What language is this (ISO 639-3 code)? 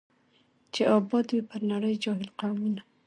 pus